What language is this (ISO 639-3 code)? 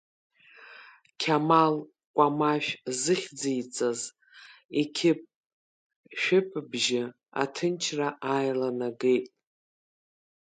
abk